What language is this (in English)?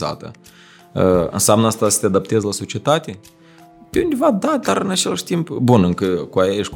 Romanian